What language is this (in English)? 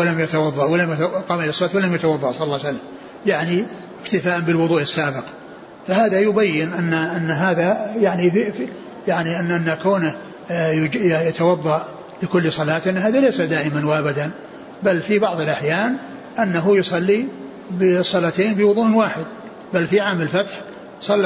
Arabic